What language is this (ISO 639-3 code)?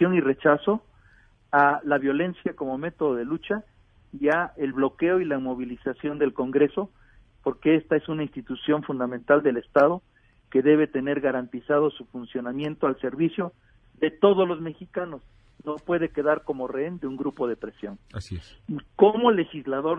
spa